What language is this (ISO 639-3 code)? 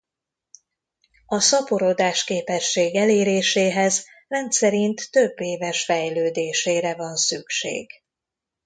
hun